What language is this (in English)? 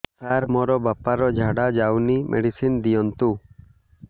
Odia